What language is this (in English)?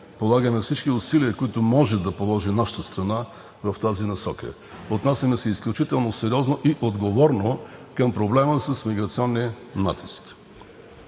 Bulgarian